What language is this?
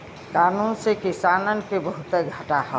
Bhojpuri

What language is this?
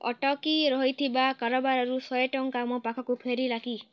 Odia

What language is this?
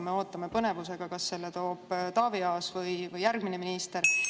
Estonian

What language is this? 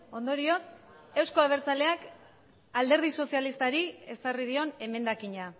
Basque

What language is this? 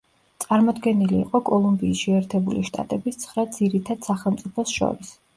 Georgian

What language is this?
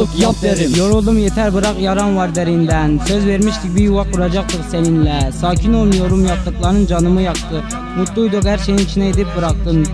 Turkish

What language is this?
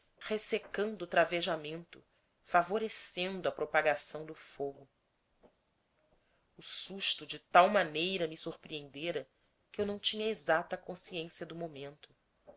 Portuguese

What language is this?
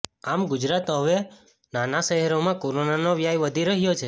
Gujarati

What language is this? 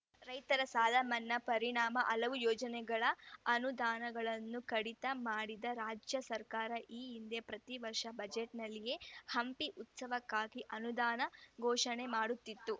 Kannada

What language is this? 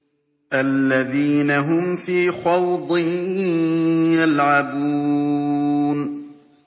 Arabic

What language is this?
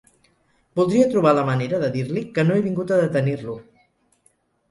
Catalan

